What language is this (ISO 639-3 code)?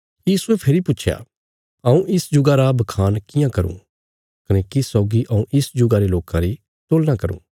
kfs